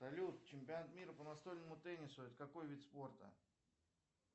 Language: Russian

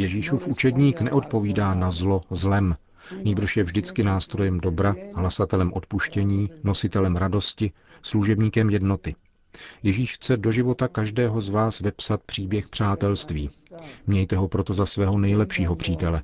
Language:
Czech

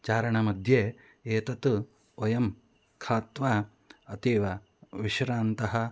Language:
Sanskrit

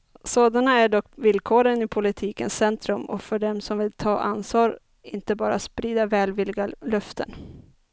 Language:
Swedish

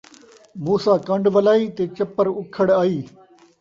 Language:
Saraiki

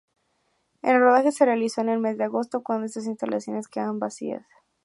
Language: Spanish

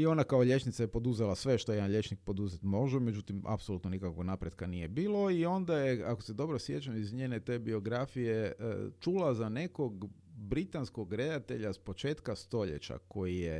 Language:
Croatian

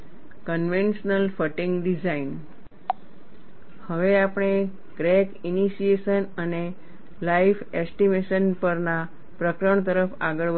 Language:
Gujarati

